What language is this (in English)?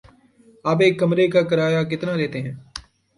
Urdu